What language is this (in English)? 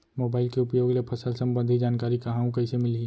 Chhattisgarhi